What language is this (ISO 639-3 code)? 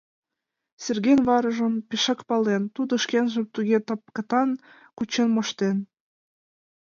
chm